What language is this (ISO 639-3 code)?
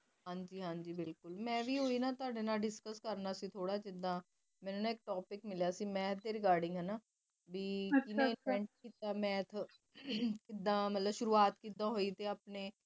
pan